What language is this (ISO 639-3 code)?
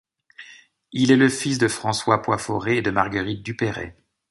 fra